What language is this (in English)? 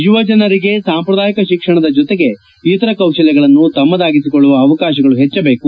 Kannada